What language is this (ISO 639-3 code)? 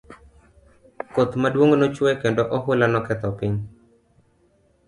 luo